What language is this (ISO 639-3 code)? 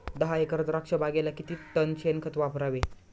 mar